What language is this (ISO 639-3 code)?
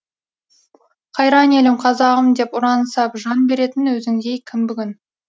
kaz